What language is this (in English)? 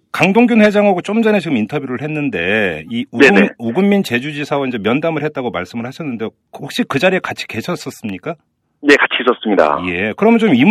Korean